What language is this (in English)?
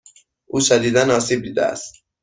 Persian